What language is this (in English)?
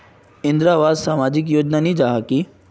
Magahi